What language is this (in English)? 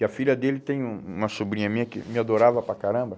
Portuguese